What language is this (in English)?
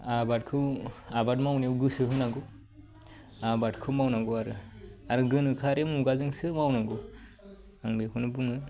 Bodo